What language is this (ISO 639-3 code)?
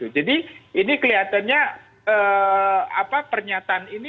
ind